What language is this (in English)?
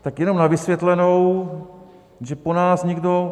Czech